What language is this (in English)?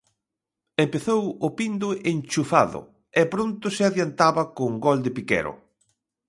Galician